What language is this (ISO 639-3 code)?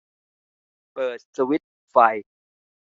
tha